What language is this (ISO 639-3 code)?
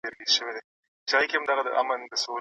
pus